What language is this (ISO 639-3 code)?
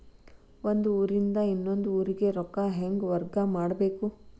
kan